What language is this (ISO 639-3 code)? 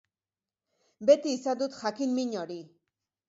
eus